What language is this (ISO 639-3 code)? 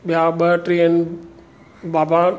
snd